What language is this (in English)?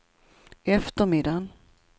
Swedish